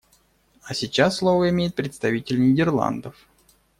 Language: Russian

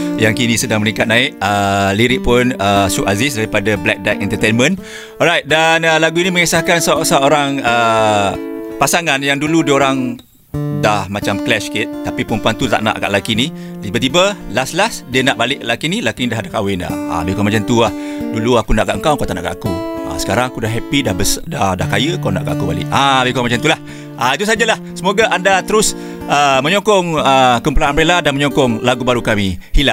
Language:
Malay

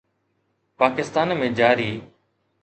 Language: Sindhi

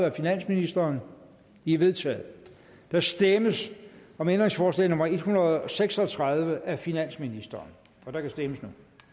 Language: Danish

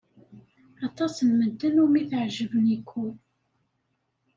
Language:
Kabyle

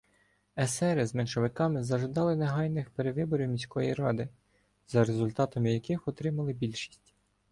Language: Ukrainian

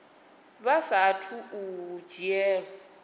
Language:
Venda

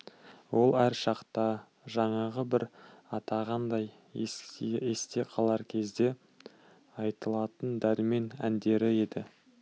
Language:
Kazakh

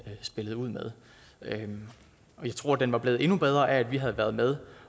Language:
Danish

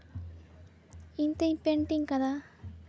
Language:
Santali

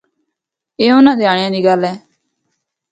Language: Northern Hindko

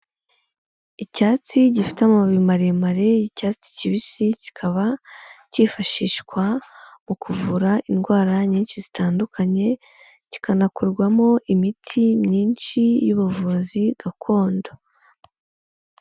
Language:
Kinyarwanda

